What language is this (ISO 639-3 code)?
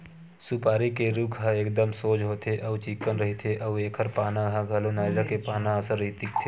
hne